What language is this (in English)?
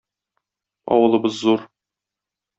Tatar